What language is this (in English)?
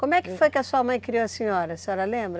Portuguese